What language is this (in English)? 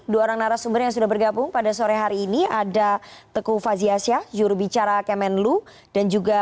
Indonesian